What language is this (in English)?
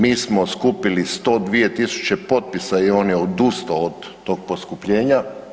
Croatian